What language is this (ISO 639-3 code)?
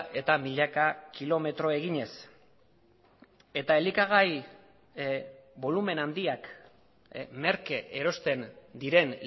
eus